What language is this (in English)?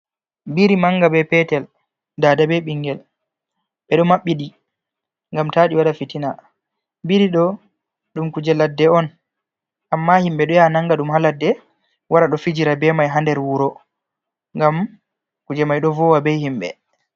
Fula